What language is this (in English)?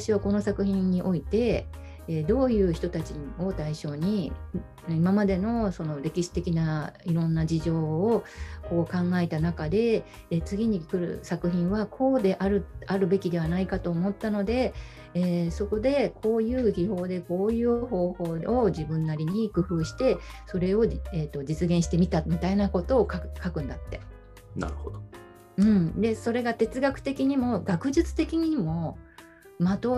Japanese